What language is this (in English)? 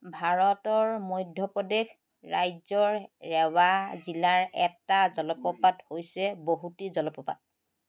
Assamese